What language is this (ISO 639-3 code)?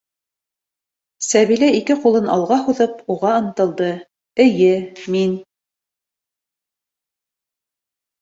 bak